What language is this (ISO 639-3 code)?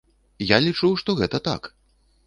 bel